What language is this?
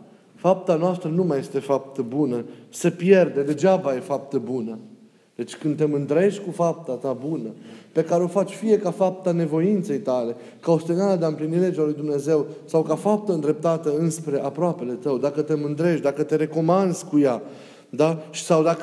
Romanian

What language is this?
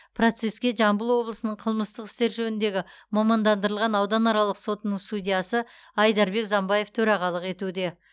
Kazakh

